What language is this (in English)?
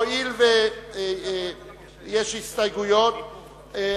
Hebrew